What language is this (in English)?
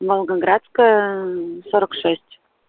Russian